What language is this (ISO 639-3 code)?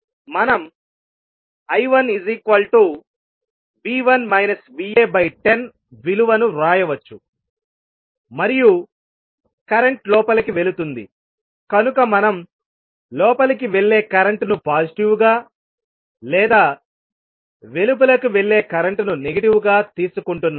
tel